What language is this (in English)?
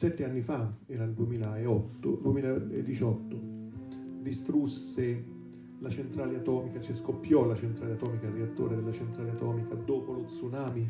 Italian